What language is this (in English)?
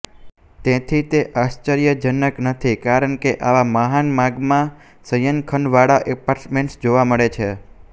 Gujarati